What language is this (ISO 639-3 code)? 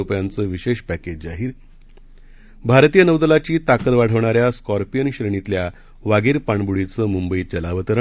mar